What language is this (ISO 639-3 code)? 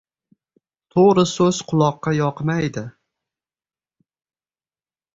uzb